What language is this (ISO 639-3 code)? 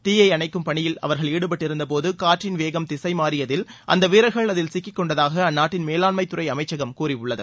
tam